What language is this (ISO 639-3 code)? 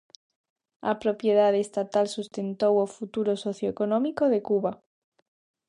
glg